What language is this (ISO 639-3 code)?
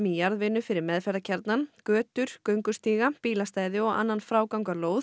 isl